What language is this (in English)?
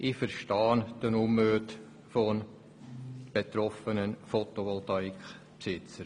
Swiss German